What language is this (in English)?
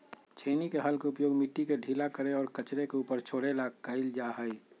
Magahi